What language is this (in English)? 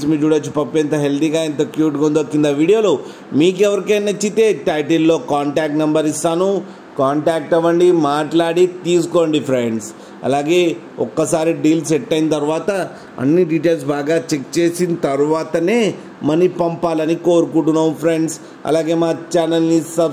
Telugu